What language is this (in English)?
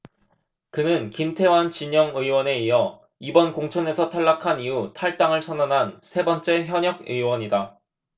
Korean